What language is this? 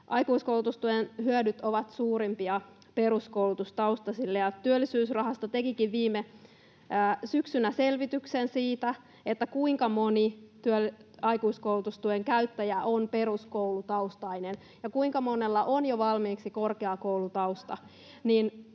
Finnish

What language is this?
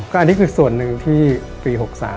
Thai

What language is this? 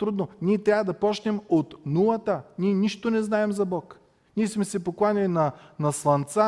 Bulgarian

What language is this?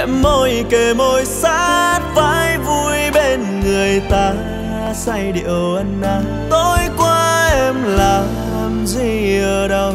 Vietnamese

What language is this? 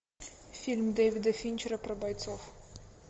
Russian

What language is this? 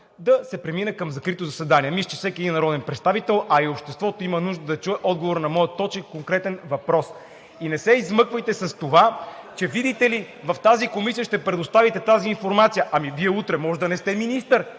Bulgarian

